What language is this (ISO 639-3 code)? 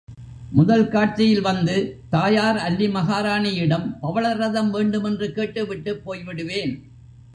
tam